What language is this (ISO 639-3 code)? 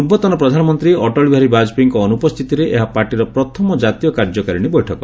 ori